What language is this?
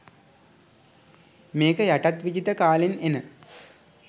Sinhala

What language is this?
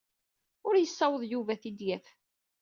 Kabyle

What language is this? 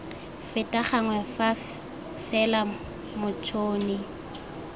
Tswana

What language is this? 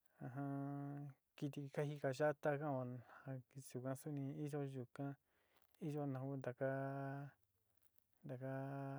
Sinicahua Mixtec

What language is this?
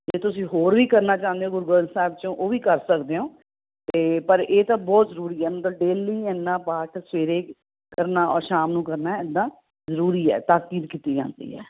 Punjabi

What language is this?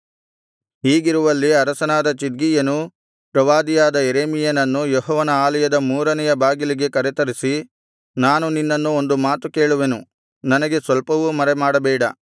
Kannada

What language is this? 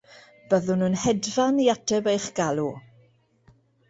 Welsh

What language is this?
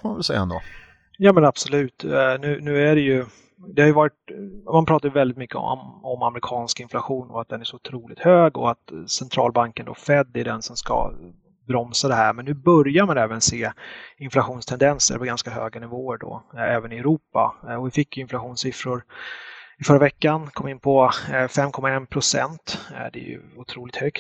Swedish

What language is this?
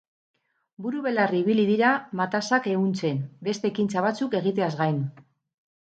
Basque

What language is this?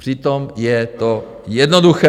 Czech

